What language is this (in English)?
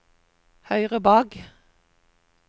Norwegian